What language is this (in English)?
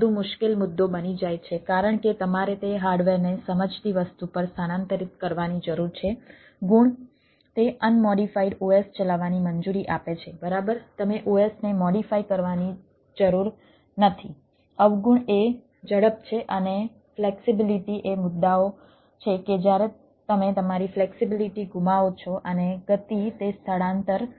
Gujarati